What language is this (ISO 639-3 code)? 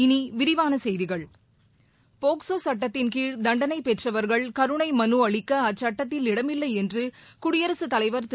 tam